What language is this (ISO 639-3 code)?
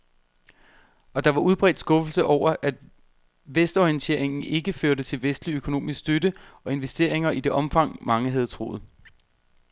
dan